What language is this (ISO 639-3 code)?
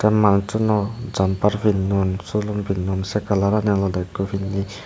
ccp